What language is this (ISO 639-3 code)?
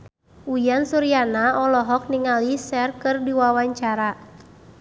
sun